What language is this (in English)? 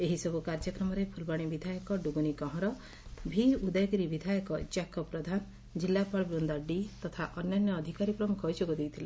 Odia